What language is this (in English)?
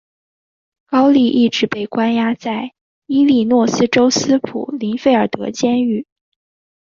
Chinese